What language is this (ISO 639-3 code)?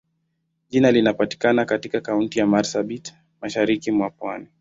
swa